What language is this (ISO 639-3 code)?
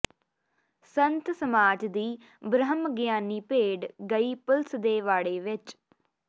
pan